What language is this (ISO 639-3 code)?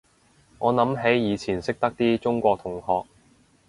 yue